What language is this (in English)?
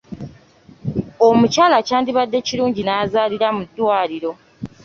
Ganda